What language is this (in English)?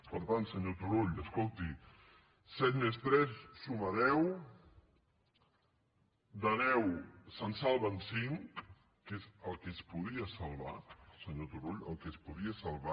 Catalan